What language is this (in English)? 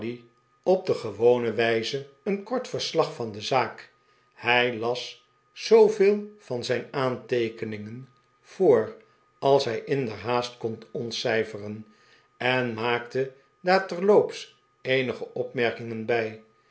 Dutch